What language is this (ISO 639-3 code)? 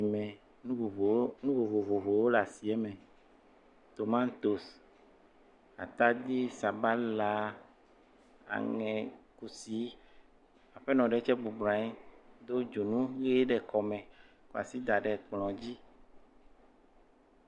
ewe